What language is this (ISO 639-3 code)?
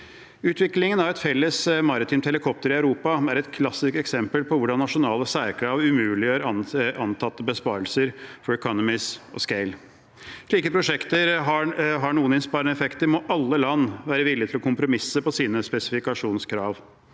nor